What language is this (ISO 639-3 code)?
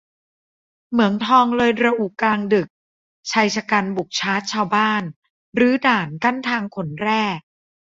tha